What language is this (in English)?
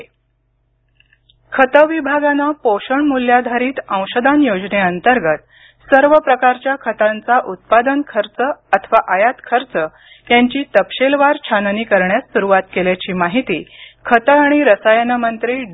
Marathi